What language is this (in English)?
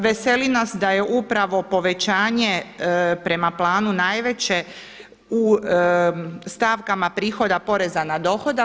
Croatian